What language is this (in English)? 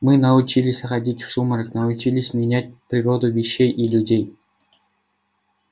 Russian